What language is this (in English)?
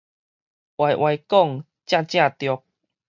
Min Nan Chinese